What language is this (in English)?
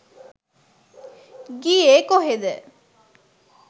Sinhala